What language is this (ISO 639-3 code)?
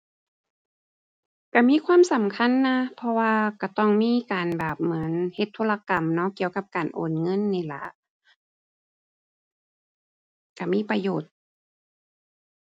tha